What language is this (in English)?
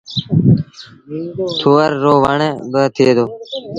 Sindhi Bhil